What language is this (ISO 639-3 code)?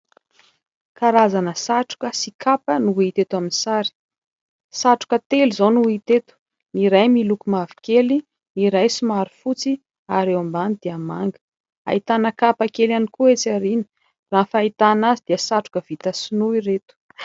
mlg